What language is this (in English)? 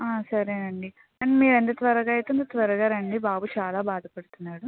Telugu